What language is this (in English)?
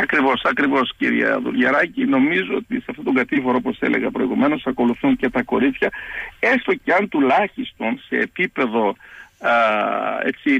Greek